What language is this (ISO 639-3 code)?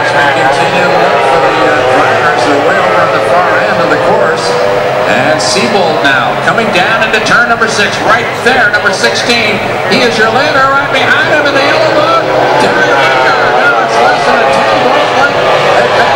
eng